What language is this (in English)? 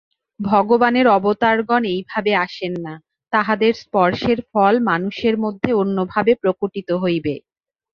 Bangla